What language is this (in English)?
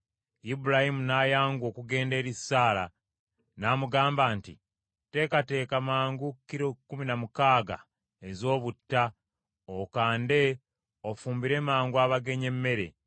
Ganda